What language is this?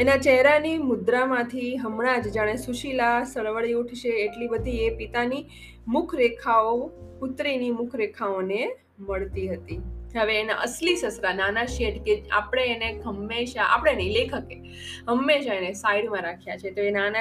Gujarati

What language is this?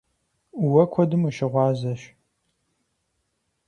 Kabardian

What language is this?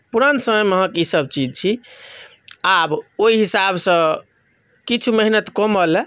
Maithili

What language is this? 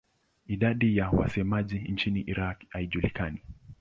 Swahili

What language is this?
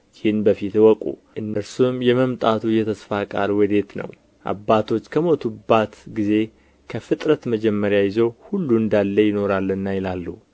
Amharic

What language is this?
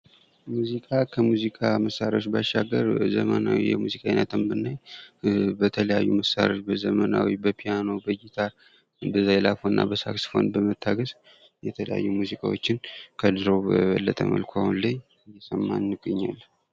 Amharic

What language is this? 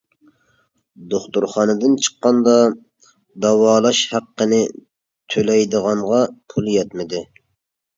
Uyghur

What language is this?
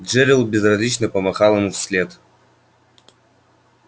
Russian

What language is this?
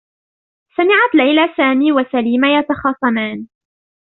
Arabic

